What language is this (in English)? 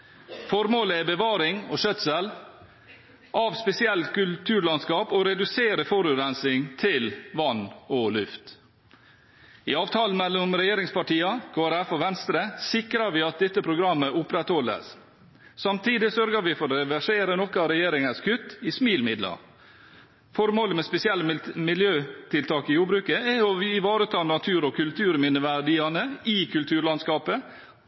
Norwegian Bokmål